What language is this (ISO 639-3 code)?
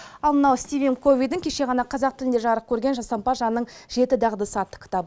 kaz